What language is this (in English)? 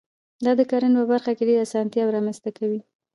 Pashto